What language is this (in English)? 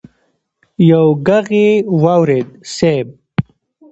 Pashto